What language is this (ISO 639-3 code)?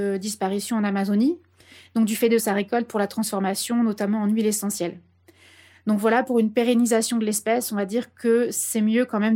fra